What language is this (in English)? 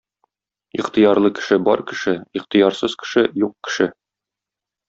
Tatar